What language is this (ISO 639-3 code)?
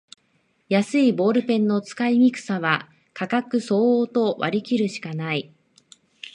jpn